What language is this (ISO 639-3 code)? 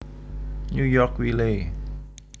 jav